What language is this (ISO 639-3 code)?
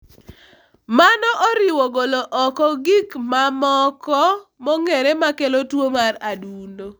luo